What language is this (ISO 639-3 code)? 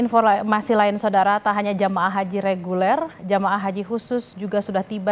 ind